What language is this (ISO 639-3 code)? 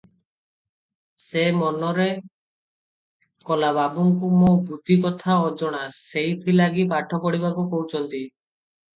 ori